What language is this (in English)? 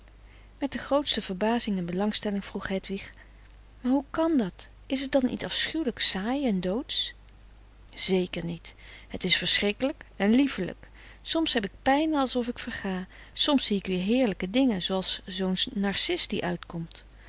Dutch